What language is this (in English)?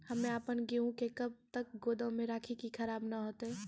Maithili